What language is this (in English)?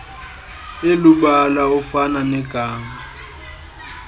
Xhosa